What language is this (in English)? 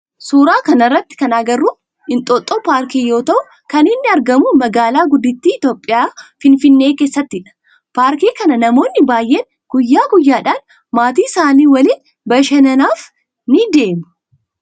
Oromo